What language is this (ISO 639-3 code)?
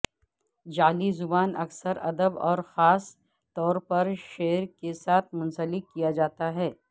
urd